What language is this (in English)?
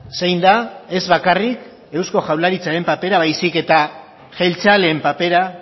Basque